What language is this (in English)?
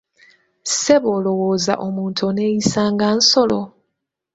Ganda